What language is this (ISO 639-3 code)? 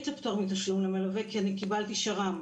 heb